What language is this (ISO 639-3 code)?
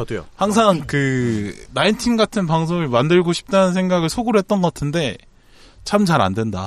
kor